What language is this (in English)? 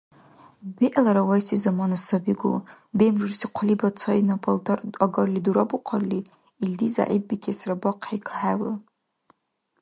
Dargwa